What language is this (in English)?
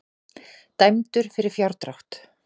Icelandic